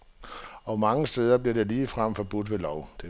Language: Danish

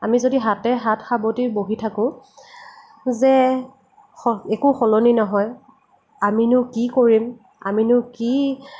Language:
Assamese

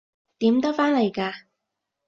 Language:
Cantonese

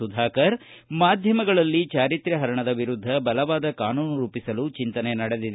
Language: Kannada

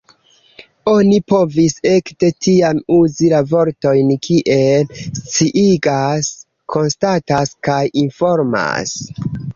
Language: Esperanto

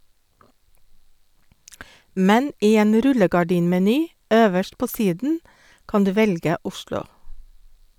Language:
Norwegian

